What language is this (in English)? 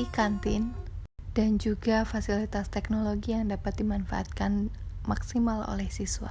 Indonesian